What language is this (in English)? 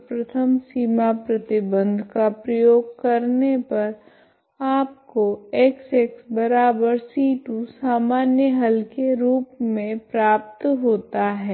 Hindi